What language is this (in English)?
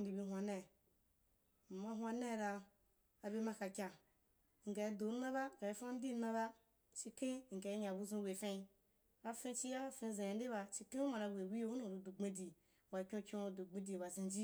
Wapan